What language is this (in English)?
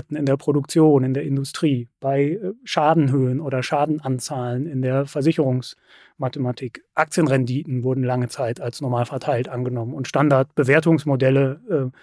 German